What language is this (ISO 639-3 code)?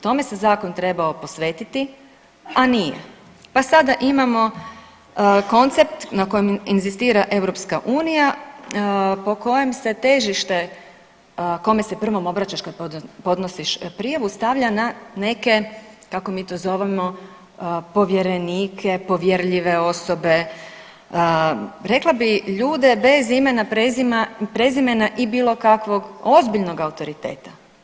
hrv